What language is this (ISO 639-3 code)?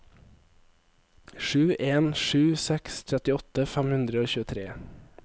nor